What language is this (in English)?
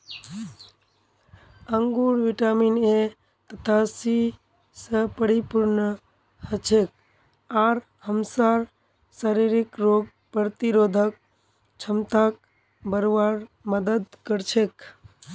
Magahi